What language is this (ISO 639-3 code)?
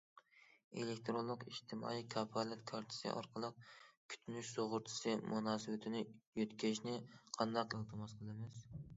uig